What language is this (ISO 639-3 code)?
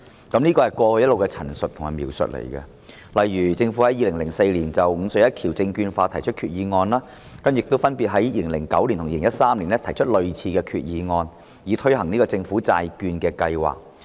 yue